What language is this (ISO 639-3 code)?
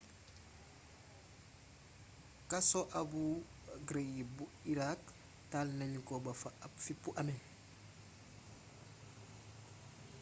wol